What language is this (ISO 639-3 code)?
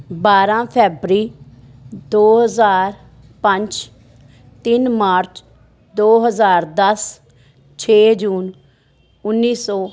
pan